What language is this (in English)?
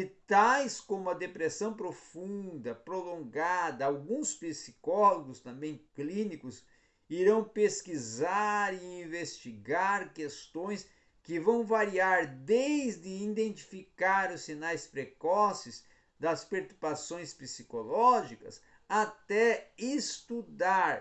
Portuguese